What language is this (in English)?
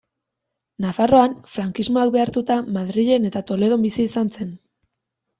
Basque